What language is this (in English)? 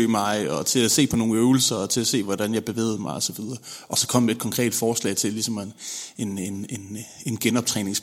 Danish